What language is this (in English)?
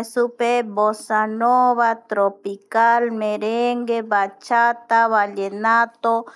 Eastern Bolivian Guaraní